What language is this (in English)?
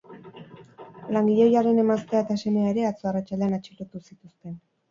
Basque